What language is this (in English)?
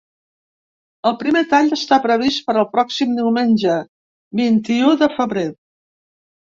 Catalan